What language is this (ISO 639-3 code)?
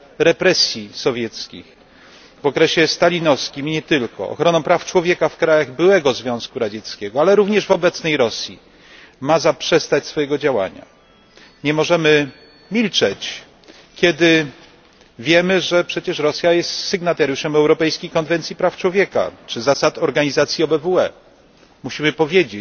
pol